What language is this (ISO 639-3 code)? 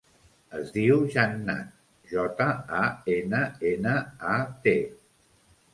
cat